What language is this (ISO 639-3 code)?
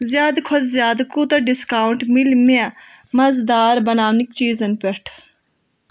kas